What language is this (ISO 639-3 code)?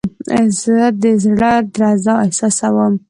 pus